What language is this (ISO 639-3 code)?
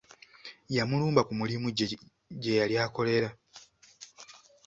lug